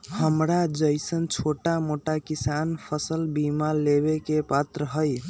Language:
Magahi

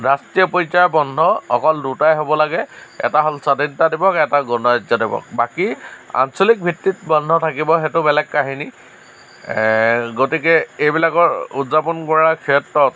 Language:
Assamese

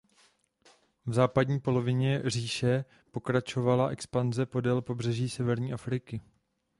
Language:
Czech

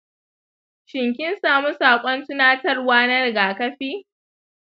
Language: Hausa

